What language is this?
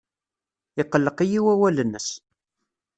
Kabyle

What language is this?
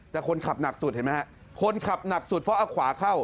Thai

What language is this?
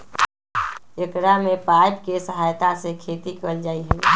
Magahi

